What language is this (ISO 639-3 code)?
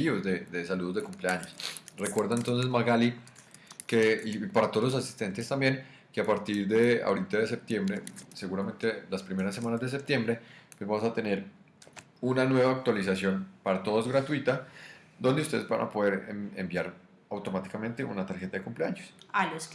spa